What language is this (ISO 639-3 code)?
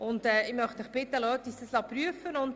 gsw